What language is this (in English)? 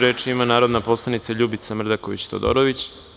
Serbian